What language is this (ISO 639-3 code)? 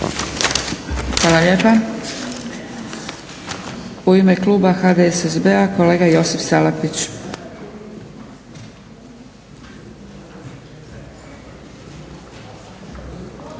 hrv